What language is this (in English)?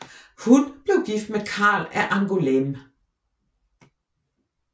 Danish